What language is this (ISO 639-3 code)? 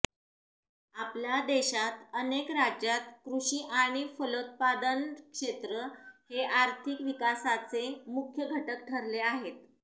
mar